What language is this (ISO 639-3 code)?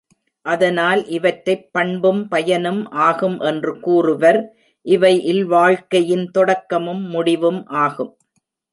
tam